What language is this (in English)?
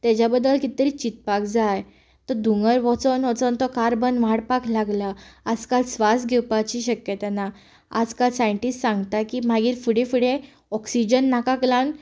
Konkani